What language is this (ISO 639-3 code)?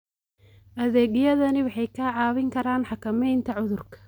som